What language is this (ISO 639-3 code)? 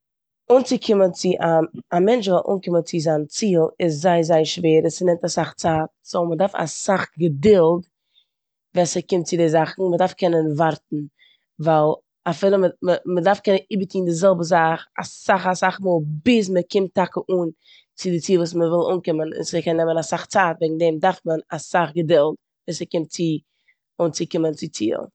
yid